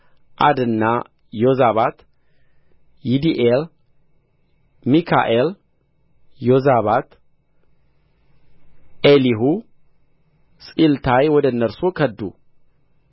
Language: Amharic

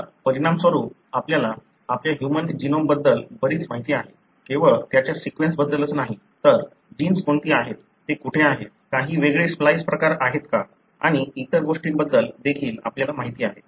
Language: Marathi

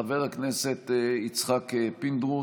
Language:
Hebrew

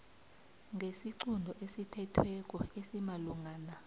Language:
South Ndebele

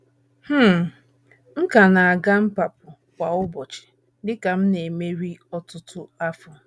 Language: Igbo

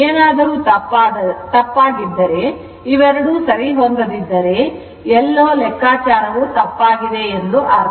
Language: Kannada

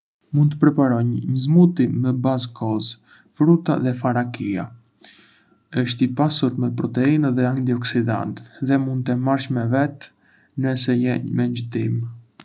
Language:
Arbëreshë Albanian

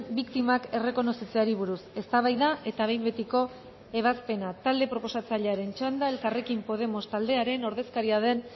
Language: Basque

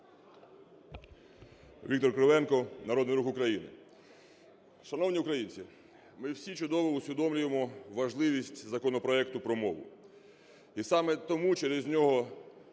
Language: Ukrainian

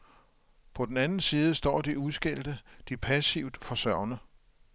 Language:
Danish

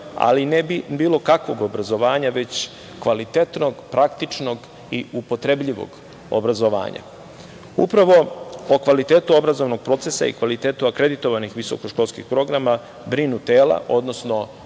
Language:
Serbian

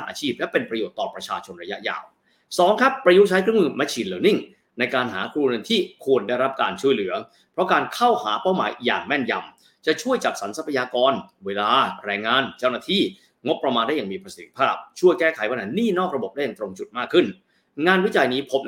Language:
Thai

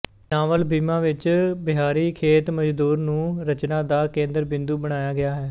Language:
Punjabi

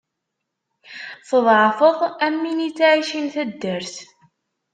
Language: Kabyle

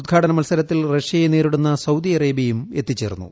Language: Malayalam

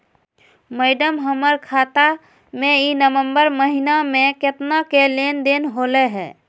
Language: Magahi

